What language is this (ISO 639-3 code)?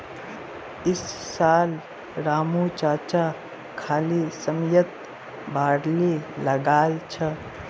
mag